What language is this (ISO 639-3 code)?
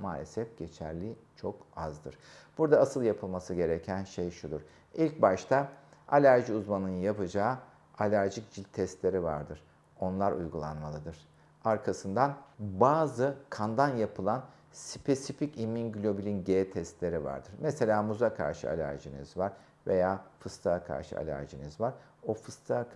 tur